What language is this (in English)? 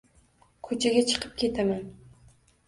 Uzbek